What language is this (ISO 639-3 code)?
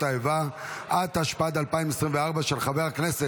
heb